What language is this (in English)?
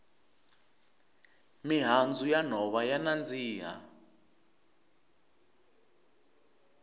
Tsonga